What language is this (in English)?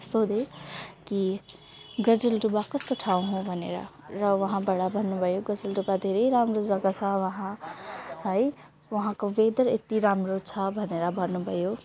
Nepali